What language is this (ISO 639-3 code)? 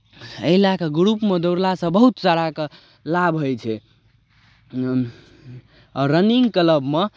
mai